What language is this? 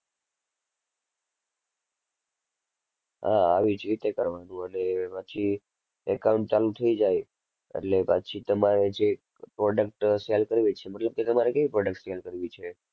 Gujarati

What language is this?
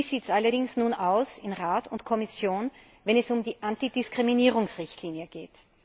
German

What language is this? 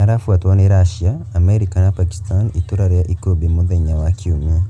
Kikuyu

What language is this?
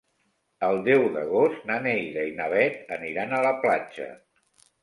Catalan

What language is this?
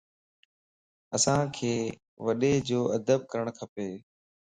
Lasi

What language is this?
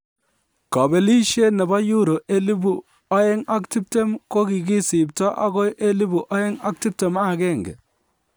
Kalenjin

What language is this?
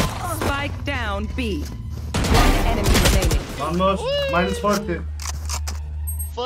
Turkish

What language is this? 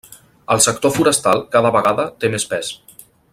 Catalan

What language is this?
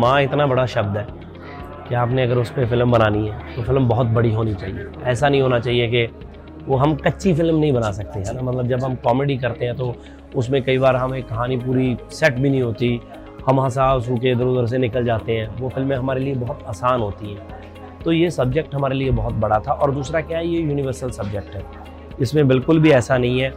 Hindi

